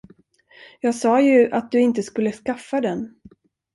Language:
Swedish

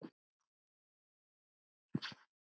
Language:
Icelandic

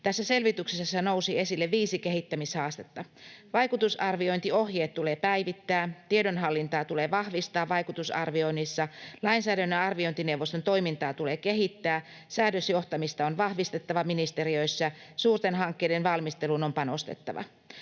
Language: Finnish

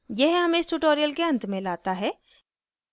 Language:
Hindi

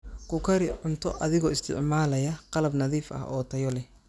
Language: Somali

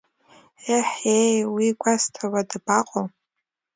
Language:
Abkhazian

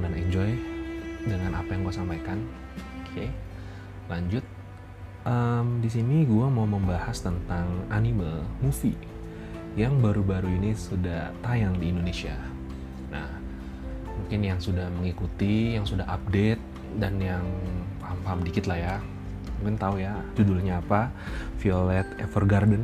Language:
Indonesian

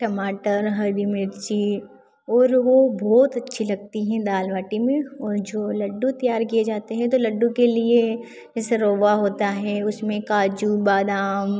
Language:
Hindi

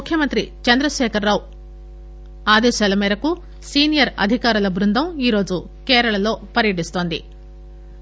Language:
Telugu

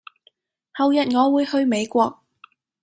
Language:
Cantonese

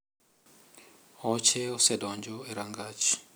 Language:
Luo (Kenya and Tanzania)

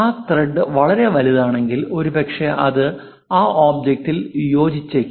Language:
Malayalam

